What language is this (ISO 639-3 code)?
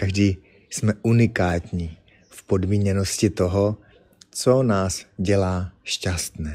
ces